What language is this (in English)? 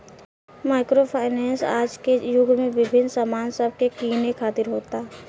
Bhojpuri